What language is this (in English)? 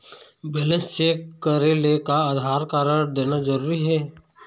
Chhattisgarhi